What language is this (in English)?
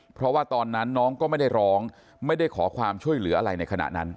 Thai